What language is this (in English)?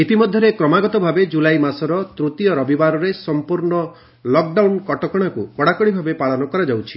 Odia